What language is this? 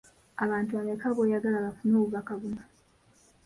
Ganda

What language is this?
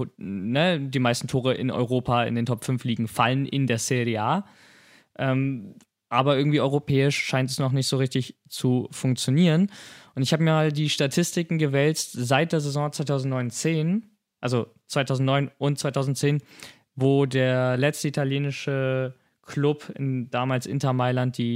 German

